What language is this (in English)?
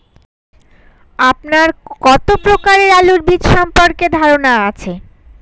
Bangla